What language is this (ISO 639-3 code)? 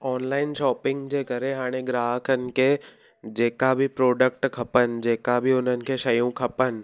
snd